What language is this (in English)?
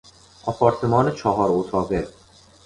Persian